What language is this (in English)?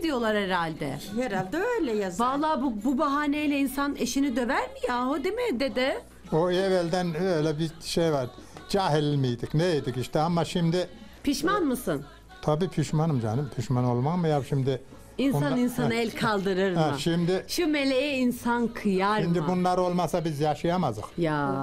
Turkish